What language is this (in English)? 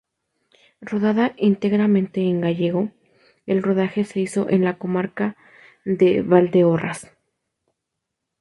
Spanish